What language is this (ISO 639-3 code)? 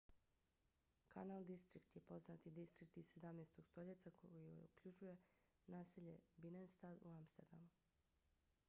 bos